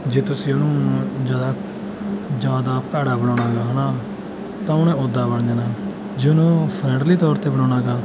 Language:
Punjabi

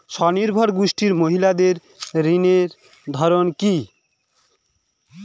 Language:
Bangla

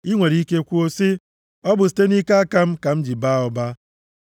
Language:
Igbo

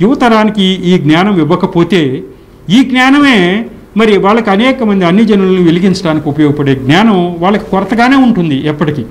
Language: Hindi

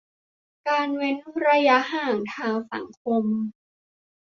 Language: Thai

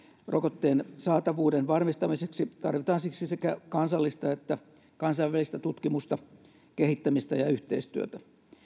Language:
Finnish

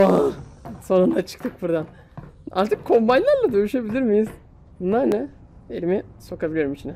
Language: Turkish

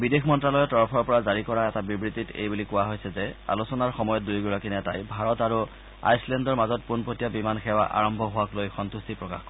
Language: Assamese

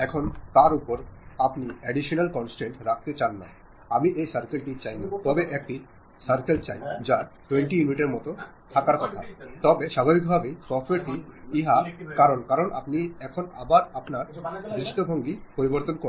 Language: Bangla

